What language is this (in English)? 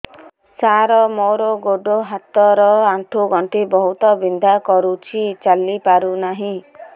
Odia